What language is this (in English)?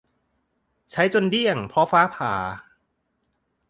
Thai